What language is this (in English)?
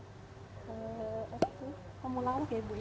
Indonesian